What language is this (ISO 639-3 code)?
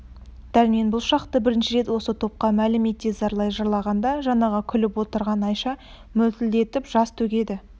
kaz